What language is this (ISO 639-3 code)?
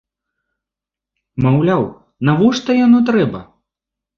bel